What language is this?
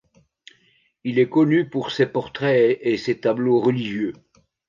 French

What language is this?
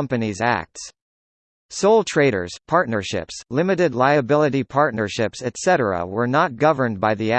English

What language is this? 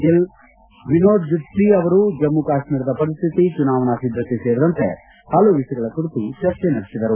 Kannada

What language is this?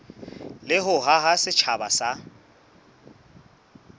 Southern Sotho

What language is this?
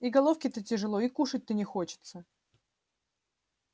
Russian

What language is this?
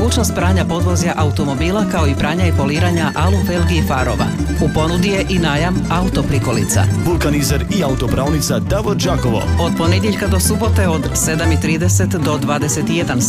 Croatian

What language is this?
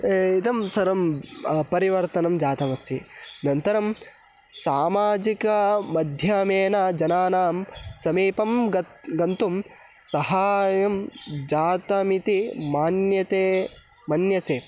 Sanskrit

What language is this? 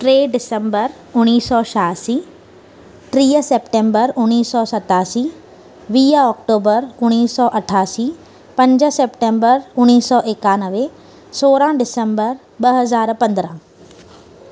Sindhi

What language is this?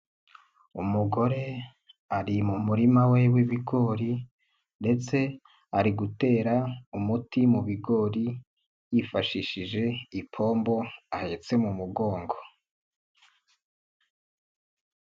Kinyarwanda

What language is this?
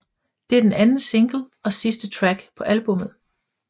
Danish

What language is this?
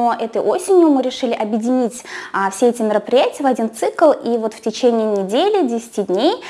Russian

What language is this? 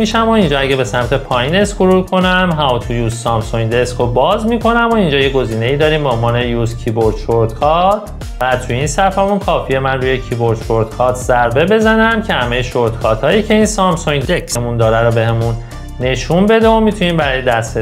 Persian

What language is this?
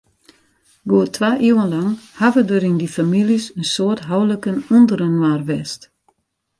Western Frisian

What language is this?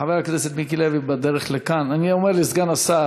Hebrew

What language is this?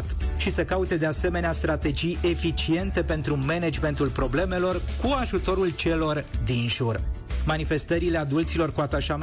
Romanian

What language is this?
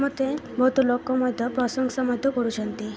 Odia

